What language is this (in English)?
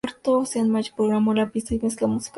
Spanish